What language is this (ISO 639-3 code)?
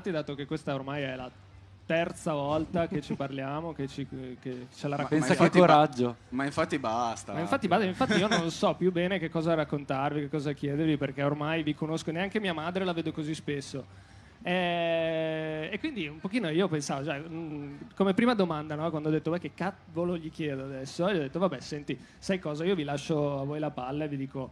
ita